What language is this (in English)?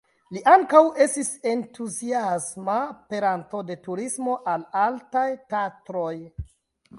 Esperanto